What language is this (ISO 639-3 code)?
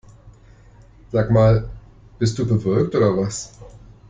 deu